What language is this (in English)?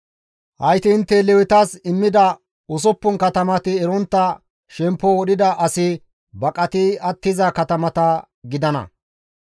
Gamo